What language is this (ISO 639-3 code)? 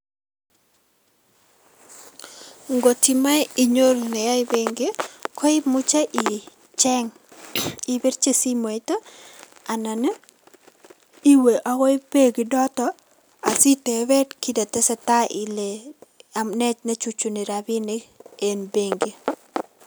kln